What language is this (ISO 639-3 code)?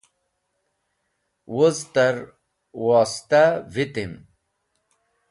wbl